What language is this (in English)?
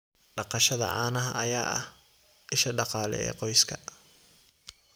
Somali